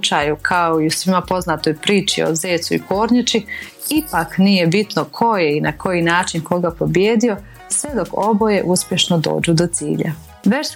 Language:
Croatian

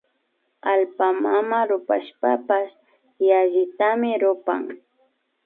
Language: Imbabura Highland Quichua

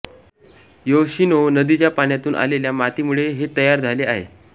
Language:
Marathi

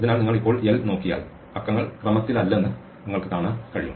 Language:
Malayalam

